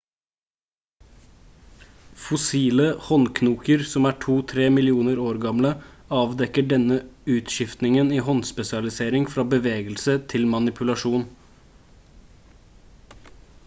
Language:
Norwegian Bokmål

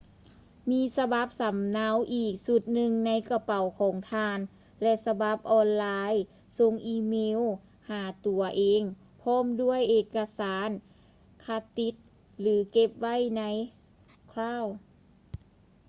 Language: Lao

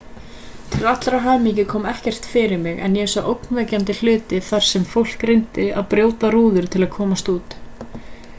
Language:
Icelandic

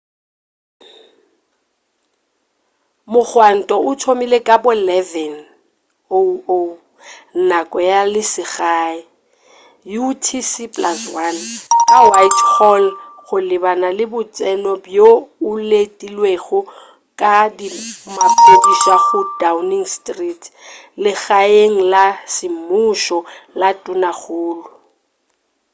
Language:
Northern Sotho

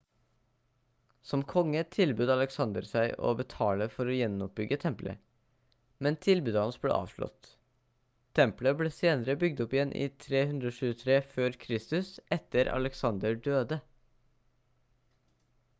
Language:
Norwegian Bokmål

